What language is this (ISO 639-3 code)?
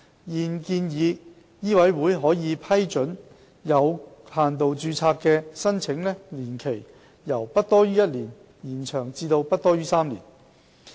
yue